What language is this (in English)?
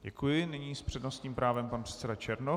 Czech